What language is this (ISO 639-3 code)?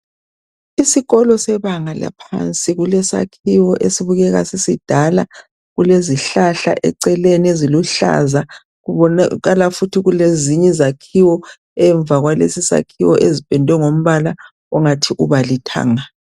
nde